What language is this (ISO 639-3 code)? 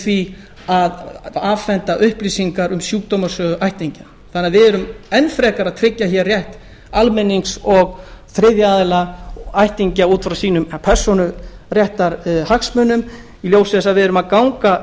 isl